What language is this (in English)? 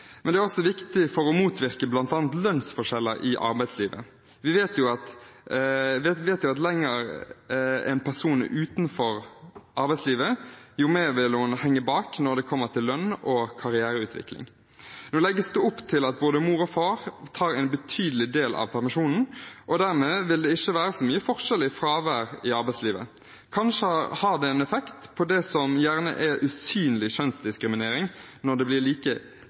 Norwegian Bokmål